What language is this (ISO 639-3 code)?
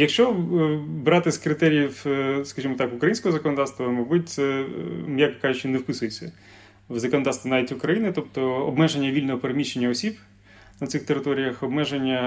ukr